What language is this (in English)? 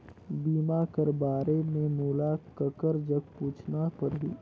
Chhattisgarhi